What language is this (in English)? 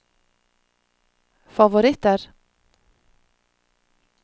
Norwegian